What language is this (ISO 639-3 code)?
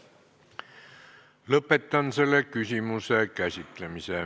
est